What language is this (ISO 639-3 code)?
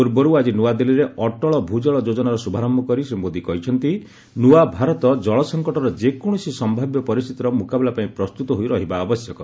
ori